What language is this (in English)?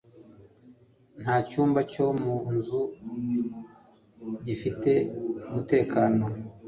Kinyarwanda